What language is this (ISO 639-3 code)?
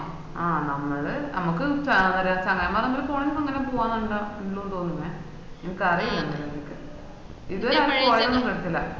mal